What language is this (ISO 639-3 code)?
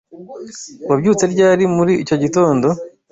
kin